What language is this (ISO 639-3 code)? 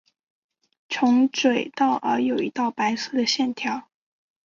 zho